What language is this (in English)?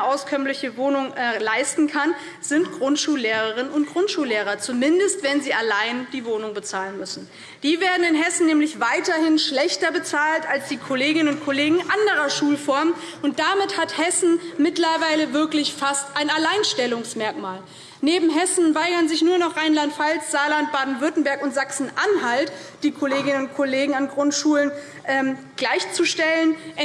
German